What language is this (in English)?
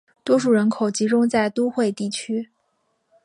Chinese